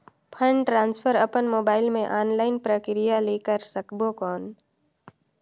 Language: Chhattisgarhi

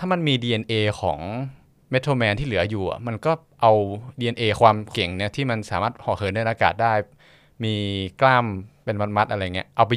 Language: Thai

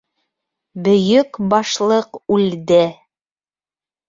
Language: Bashkir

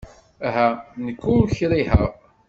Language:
Kabyle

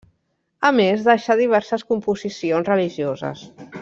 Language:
Catalan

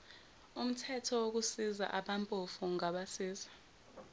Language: Zulu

